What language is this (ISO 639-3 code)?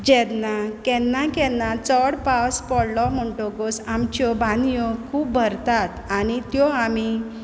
kok